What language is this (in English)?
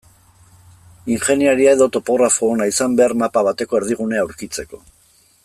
Basque